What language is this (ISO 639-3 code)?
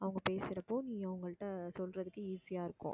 tam